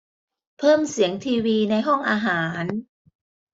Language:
Thai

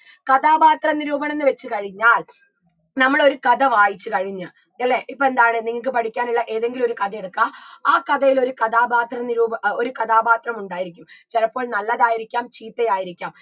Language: Malayalam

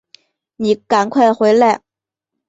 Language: Chinese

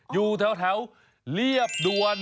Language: Thai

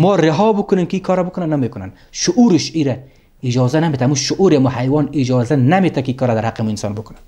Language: Persian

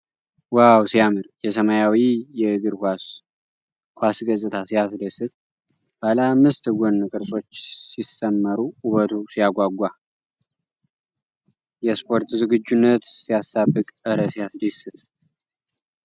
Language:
Amharic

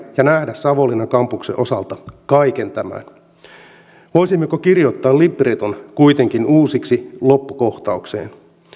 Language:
Finnish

